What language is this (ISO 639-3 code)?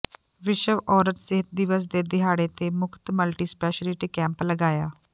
pan